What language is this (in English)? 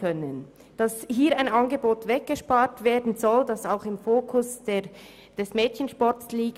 Swiss German